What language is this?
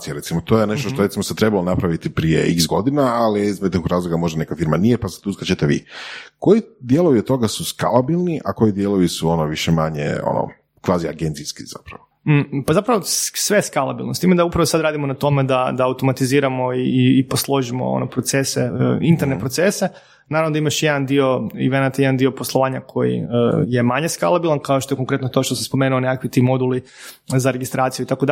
Croatian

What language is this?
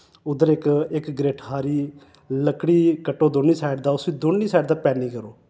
Dogri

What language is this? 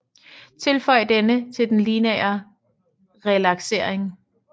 Danish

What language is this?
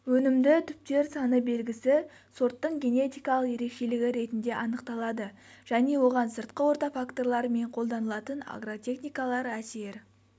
Kazakh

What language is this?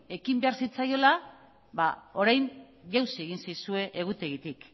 Basque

